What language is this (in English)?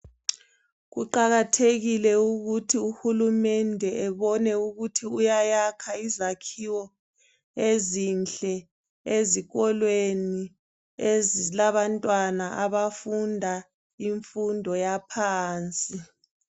North Ndebele